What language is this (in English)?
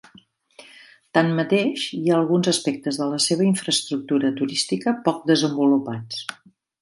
Catalan